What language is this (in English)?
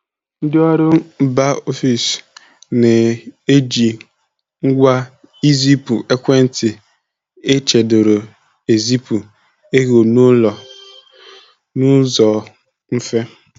Igbo